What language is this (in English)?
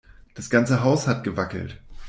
German